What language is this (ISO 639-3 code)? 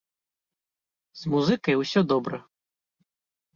bel